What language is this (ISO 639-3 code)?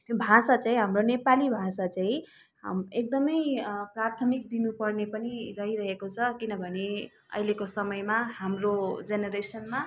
nep